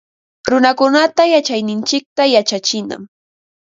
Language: Ambo-Pasco Quechua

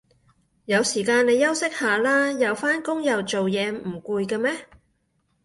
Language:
Cantonese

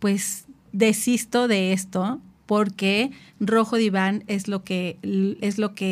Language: Spanish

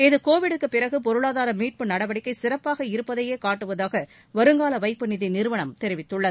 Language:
Tamil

